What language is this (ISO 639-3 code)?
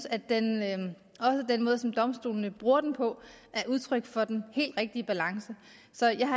dan